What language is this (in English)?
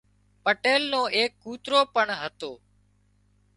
Wadiyara Koli